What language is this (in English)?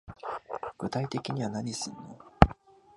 Japanese